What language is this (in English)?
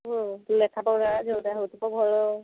Odia